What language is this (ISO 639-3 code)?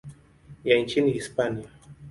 swa